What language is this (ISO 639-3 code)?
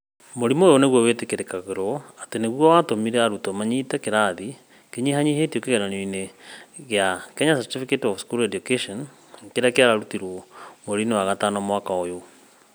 kik